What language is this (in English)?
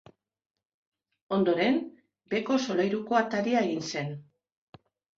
Basque